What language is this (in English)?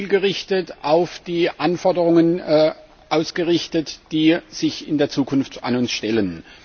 German